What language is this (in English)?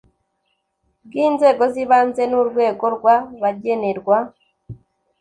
Kinyarwanda